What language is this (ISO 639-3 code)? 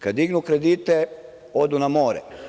srp